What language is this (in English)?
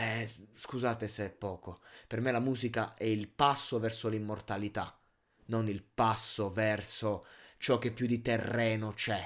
Italian